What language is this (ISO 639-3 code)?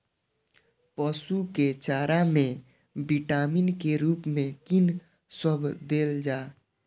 mai